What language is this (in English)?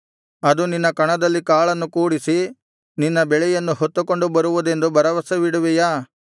Kannada